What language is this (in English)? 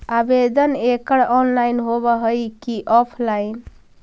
Magahi